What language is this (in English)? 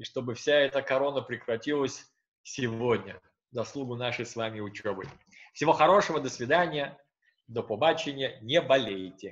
Russian